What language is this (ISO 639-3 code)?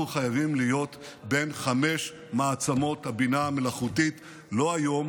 heb